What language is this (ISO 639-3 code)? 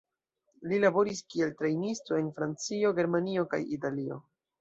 epo